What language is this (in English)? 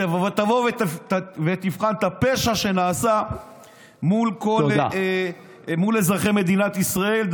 Hebrew